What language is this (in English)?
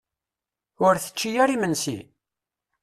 Kabyle